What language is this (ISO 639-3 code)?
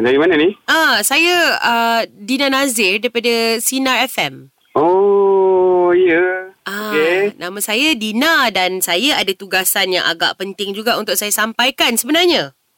msa